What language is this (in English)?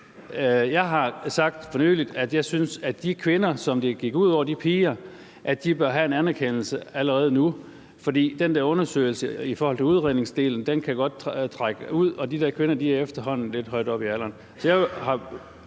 Danish